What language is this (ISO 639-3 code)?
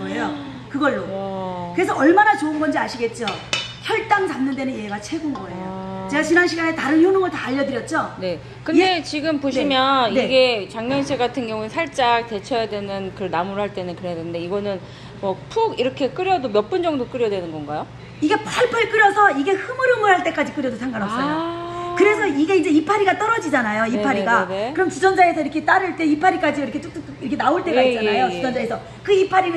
kor